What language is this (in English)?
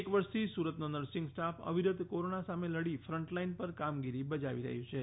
Gujarati